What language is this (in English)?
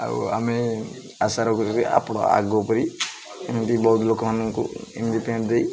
Odia